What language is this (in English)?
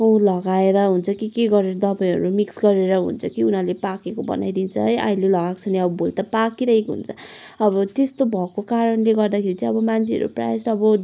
Nepali